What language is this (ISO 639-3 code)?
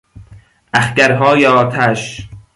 fas